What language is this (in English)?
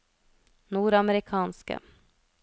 Norwegian